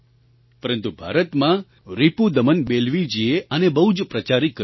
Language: Gujarati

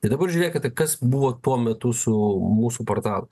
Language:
Lithuanian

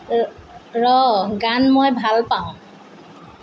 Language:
Assamese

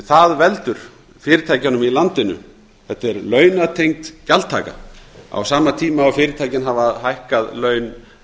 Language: Icelandic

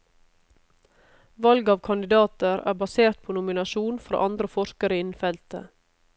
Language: Norwegian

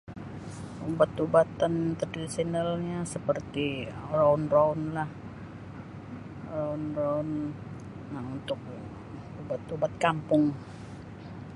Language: Sabah Bisaya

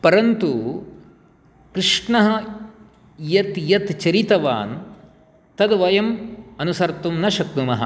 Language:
Sanskrit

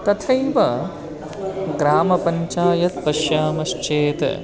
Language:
Sanskrit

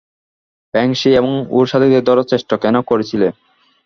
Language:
Bangla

